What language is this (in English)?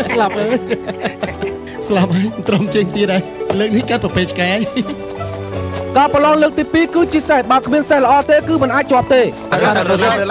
Thai